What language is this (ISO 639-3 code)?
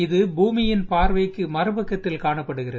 tam